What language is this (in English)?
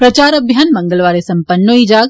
Dogri